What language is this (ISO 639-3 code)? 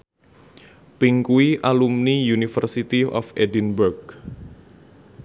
jav